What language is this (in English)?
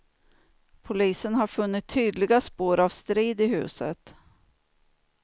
Swedish